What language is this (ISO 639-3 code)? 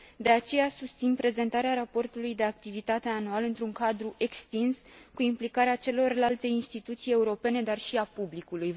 ron